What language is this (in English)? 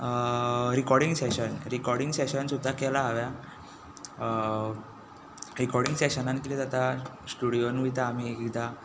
Konkani